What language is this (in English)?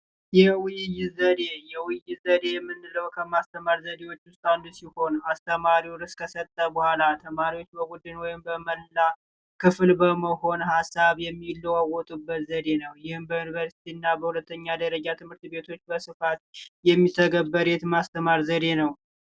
Amharic